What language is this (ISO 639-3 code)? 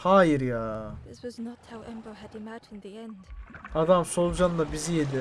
tur